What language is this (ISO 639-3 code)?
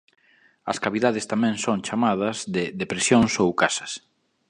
glg